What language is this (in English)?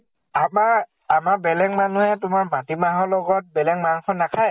Assamese